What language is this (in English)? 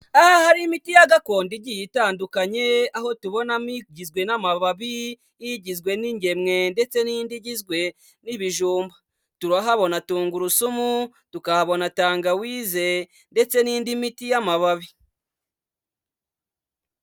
Kinyarwanda